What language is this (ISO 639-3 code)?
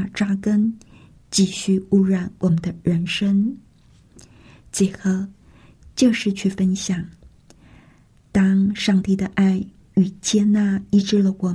zho